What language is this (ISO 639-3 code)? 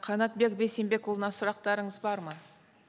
kaz